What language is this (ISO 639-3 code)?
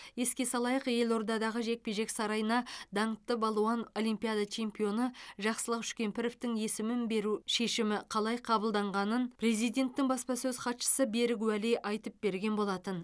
kaz